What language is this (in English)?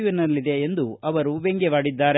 Kannada